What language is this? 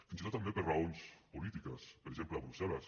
Catalan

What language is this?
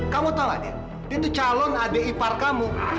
Indonesian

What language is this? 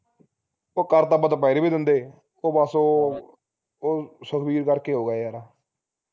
Punjabi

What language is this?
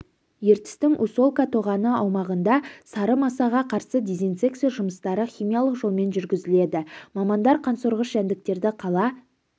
Kazakh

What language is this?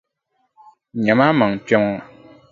Dagbani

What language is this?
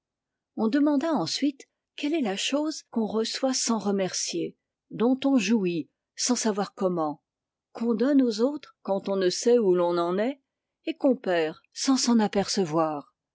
French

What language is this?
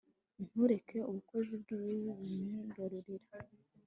Kinyarwanda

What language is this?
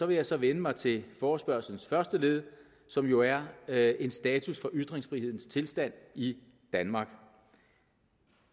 Danish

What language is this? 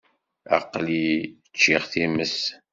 Kabyle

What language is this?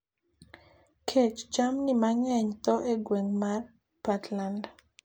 Luo (Kenya and Tanzania)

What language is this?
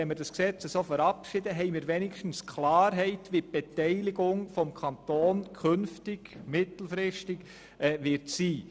Swiss German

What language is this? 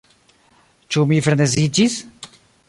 Esperanto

